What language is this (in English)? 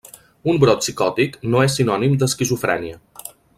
Catalan